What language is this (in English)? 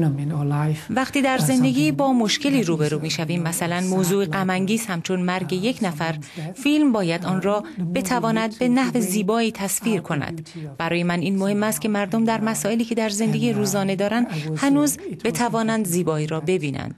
Persian